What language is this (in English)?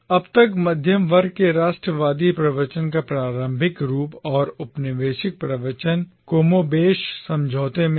Hindi